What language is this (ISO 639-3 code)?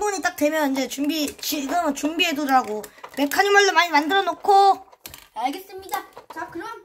kor